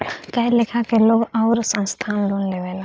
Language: Bhojpuri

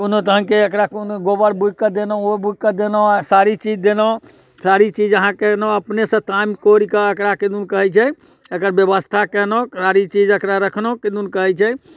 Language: Maithili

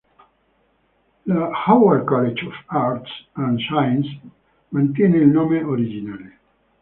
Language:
Italian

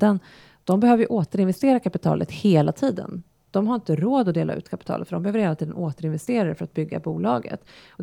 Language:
Swedish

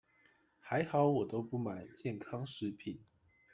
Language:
Chinese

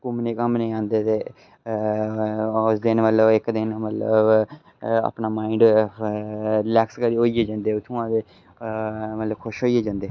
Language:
Dogri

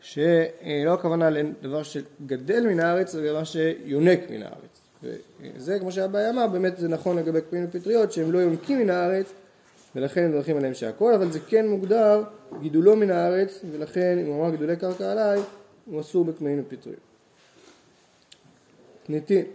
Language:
Hebrew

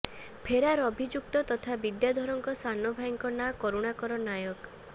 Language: Odia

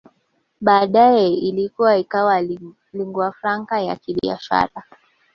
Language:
Swahili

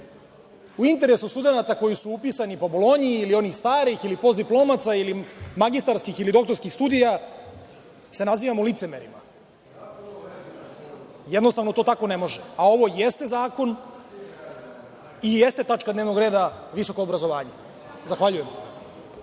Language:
Serbian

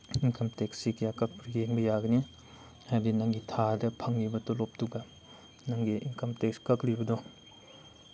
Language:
Manipuri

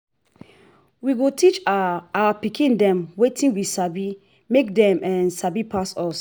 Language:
Nigerian Pidgin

